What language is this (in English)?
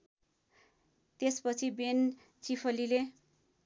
Nepali